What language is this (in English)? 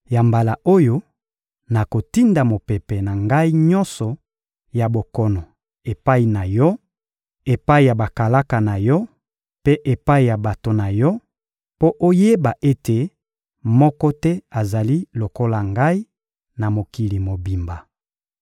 Lingala